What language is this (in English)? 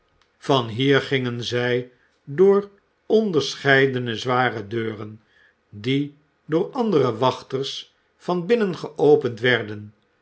Dutch